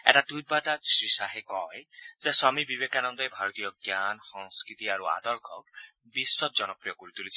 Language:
Assamese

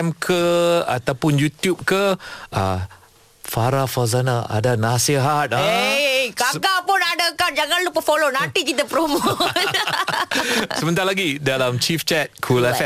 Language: Malay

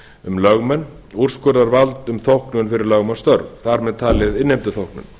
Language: Icelandic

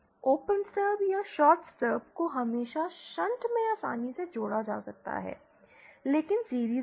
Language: Hindi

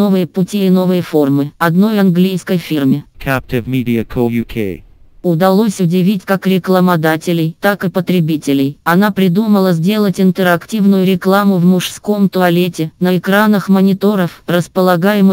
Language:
Russian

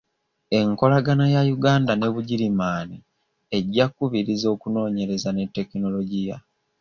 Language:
Ganda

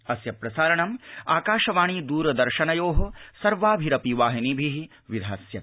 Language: Sanskrit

